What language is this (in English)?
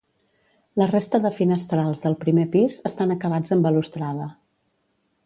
Catalan